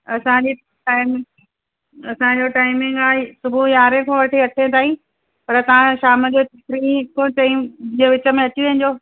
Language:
Sindhi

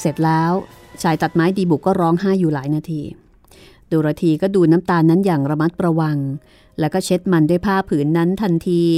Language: Thai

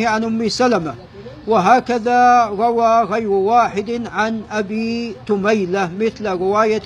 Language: Arabic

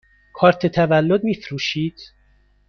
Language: Persian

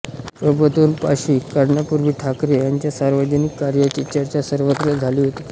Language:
Marathi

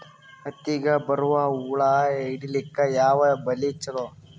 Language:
Kannada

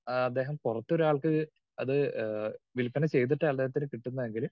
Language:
Malayalam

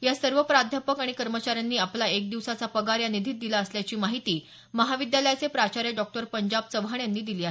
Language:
Marathi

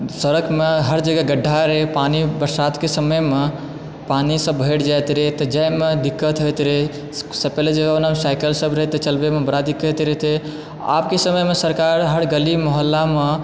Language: Maithili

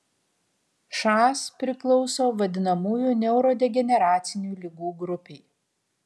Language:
Lithuanian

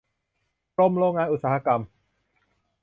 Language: Thai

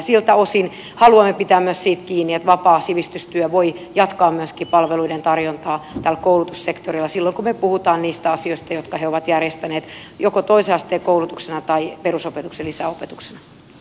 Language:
Finnish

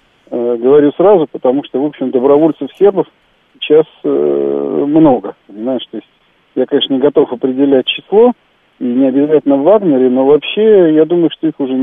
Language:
Russian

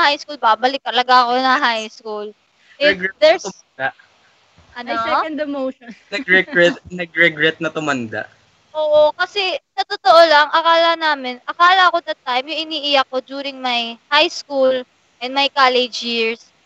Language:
Filipino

